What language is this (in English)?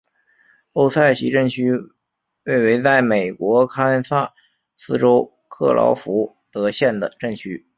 Chinese